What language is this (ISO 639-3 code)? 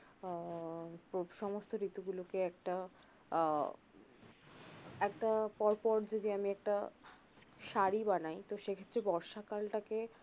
ben